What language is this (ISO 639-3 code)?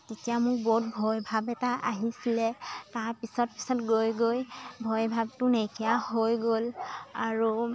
asm